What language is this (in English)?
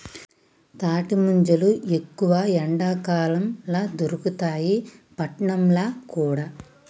Telugu